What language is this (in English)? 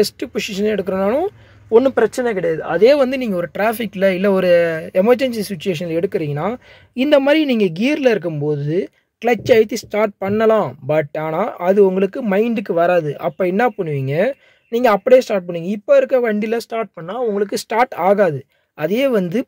Tamil